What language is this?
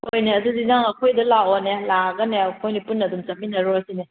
Manipuri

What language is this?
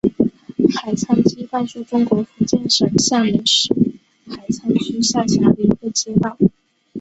Chinese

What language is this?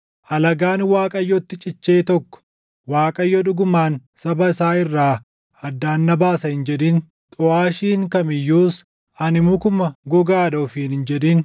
Oromo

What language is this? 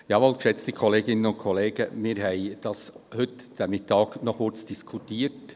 Swiss German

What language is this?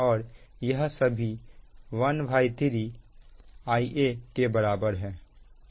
Hindi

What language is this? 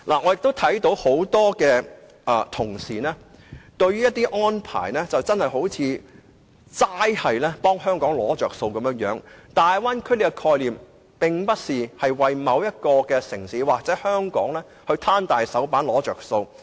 Cantonese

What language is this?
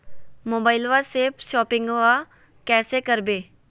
Magahi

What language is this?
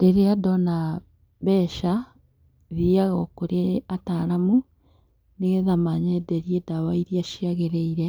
Kikuyu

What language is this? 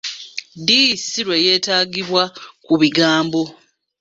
Ganda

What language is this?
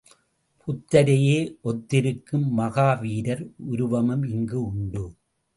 Tamil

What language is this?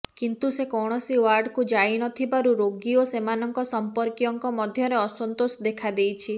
Odia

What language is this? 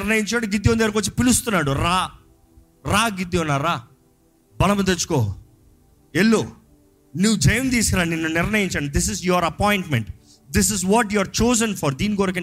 Telugu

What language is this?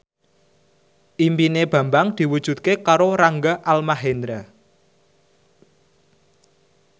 Javanese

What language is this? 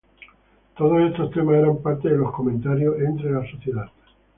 Spanish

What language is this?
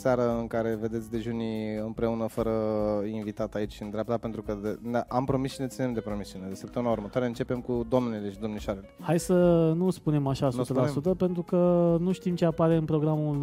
Romanian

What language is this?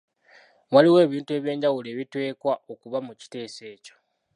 Ganda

